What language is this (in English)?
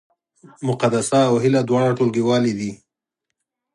Pashto